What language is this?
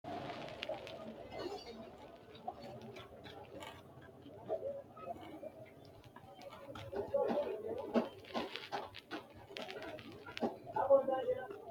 Sidamo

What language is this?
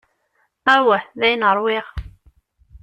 Kabyle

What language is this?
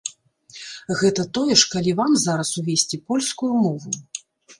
Belarusian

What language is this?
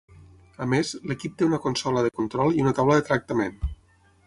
Catalan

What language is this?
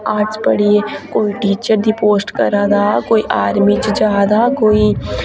Dogri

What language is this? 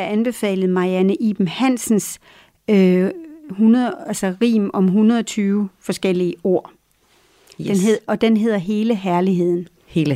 Danish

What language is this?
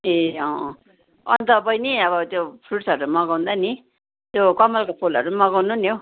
Nepali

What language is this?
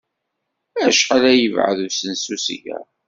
Kabyle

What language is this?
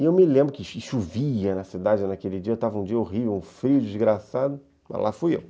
Portuguese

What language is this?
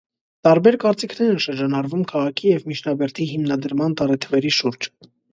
Armenian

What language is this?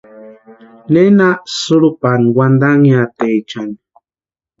Western Highland Purepecha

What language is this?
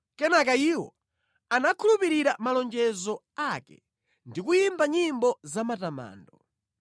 Nyanja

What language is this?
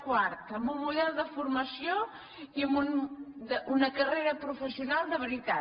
Catalan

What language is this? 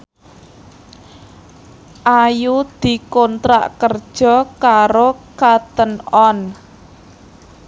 Javanese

